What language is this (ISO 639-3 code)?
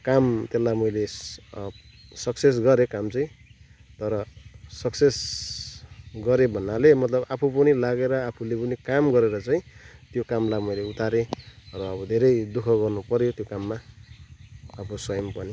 nep